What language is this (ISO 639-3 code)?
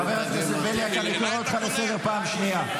heb